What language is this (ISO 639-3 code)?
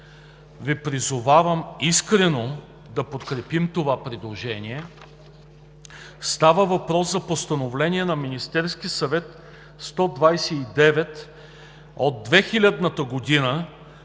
bul